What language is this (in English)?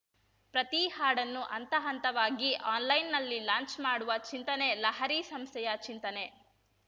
Kannada